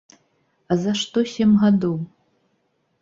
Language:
Belarusian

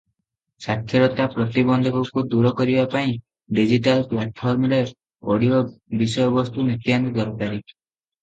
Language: Odia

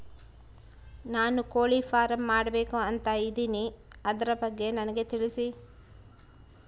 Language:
Kannada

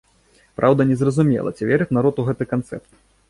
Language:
Belarusian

